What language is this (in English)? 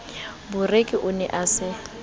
Southern Sotho